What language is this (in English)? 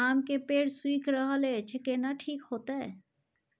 Maithili